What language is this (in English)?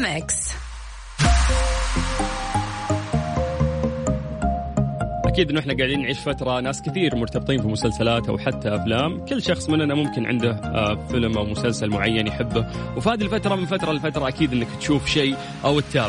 Arabic